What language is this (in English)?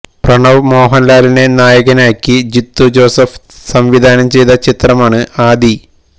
Malayalam